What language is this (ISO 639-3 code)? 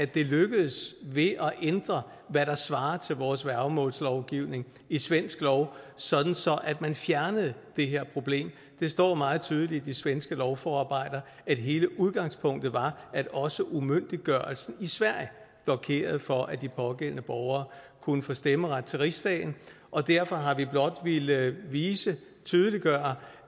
dan